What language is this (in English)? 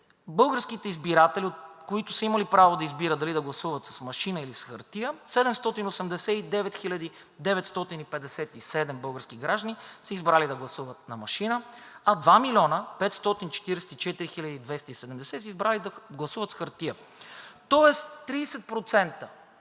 Bulgarian